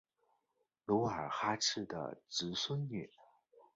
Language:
Chinese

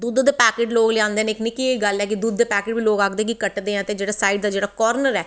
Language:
Dogri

